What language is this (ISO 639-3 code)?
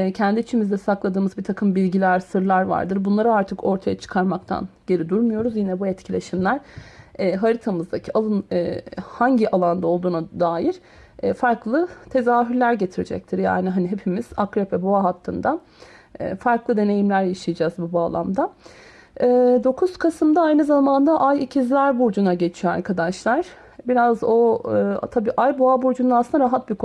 tur